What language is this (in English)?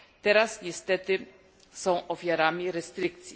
Polish